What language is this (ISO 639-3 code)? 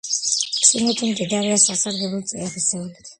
kat